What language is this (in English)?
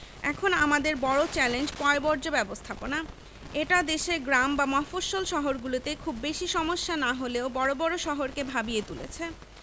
Bangla